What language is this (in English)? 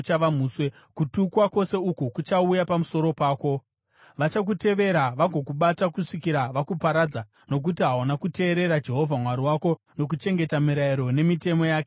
Shona